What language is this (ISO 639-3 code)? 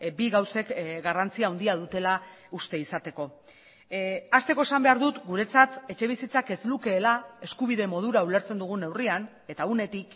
eus